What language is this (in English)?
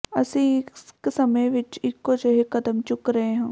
Punjabi